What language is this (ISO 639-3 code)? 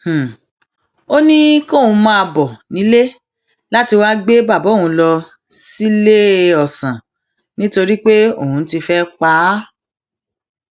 yor